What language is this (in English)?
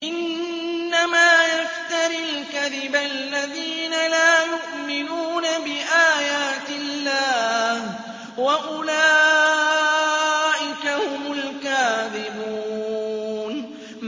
Arabic